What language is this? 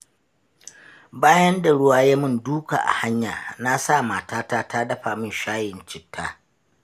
Hausa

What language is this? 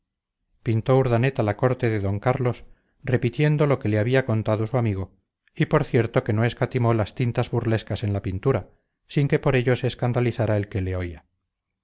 Spanish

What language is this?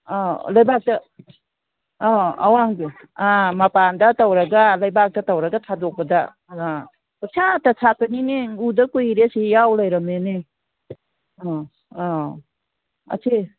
Manipuri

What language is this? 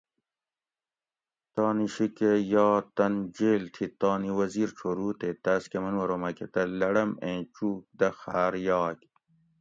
Gawri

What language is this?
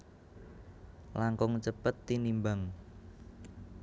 Javanese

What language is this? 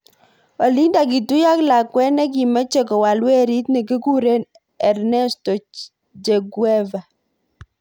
Kalenjin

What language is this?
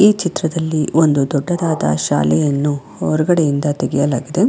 Kannada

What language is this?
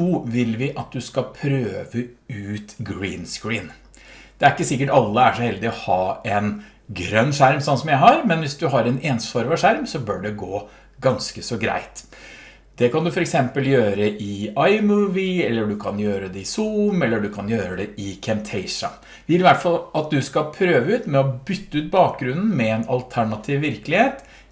Norwegian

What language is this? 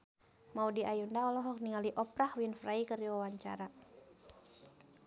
Sundanese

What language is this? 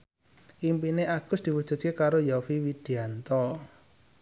Javanese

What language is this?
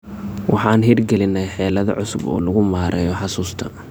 Somali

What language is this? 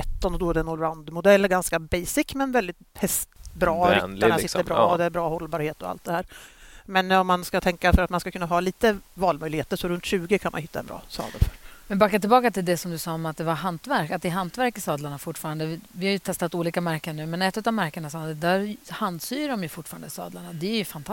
Swedish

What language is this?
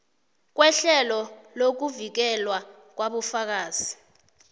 South Ndebele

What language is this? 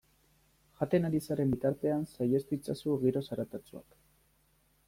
Basque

